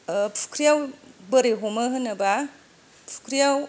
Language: Bodo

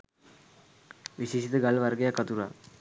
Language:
Sinhala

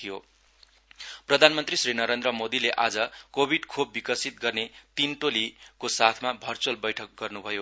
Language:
Nepali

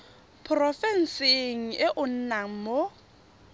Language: Tswana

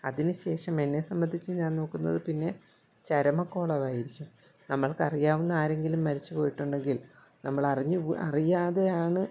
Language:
Malayalam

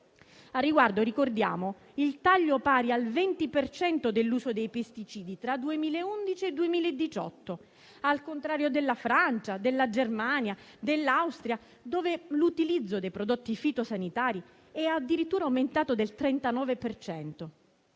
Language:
Italian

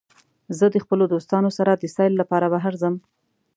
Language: Pashto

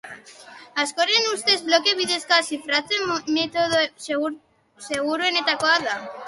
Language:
Basque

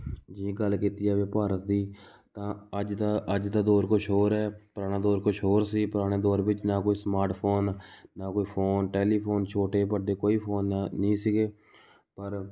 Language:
Punjabi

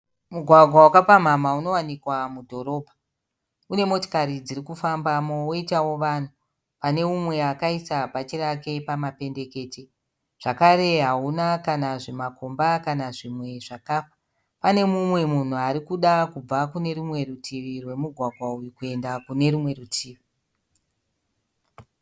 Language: Shona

